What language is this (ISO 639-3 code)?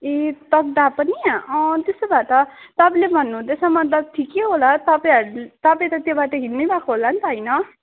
nep